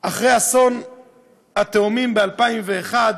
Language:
Hebrew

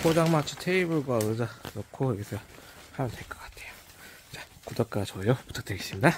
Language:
Korean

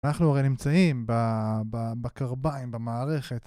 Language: Hebrew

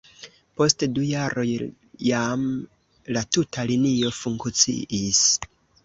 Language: Esperanto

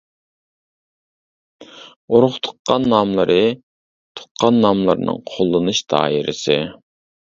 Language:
Uyghur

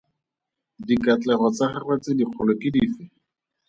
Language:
Tswana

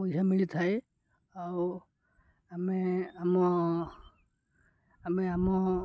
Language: Odia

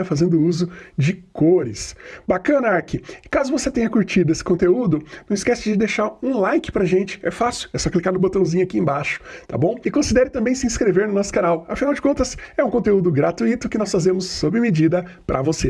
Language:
Portuguese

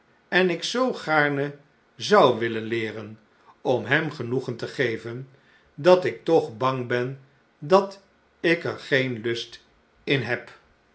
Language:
Dutch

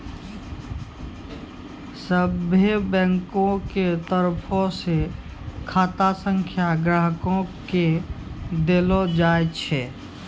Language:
Maithili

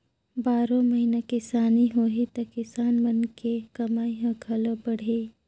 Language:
Chhattisgarhi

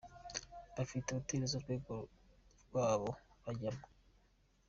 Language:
Kinyarwanda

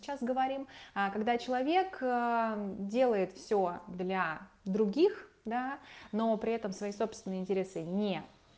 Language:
Russian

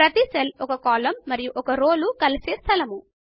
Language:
Telugu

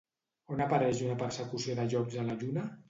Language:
Catalan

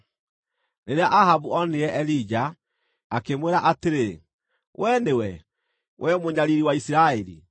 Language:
Kikuyu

